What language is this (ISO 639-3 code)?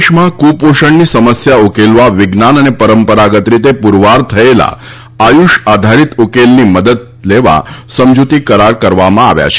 guj